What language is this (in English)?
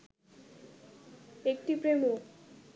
Bangla